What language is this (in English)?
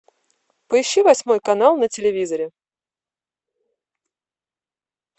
Russian